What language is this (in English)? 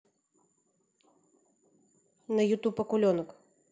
Russian